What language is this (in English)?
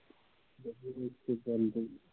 Punjabi